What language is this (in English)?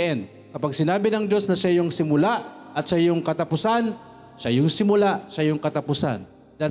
Filipino